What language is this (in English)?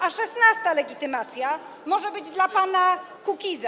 Polish